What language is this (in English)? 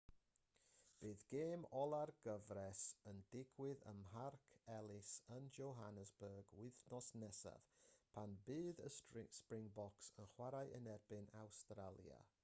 Welsh